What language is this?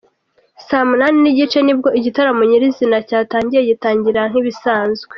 Kinyarwanda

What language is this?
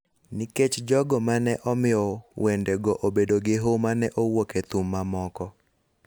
Luo (Kenya and Tanzania)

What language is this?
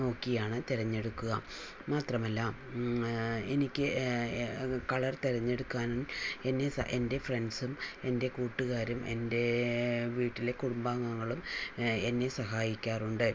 Malayalam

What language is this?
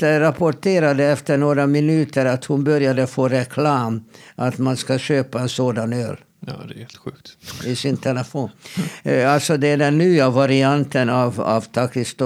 Swedish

